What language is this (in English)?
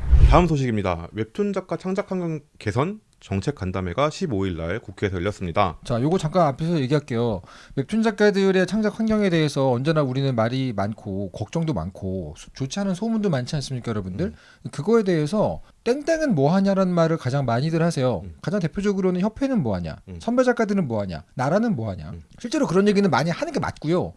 Korean